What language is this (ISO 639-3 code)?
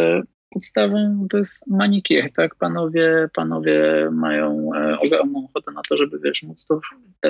pol